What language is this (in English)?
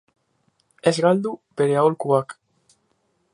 Basque